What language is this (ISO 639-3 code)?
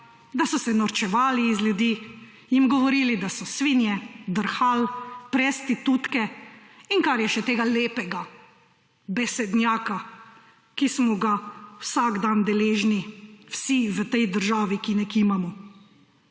slv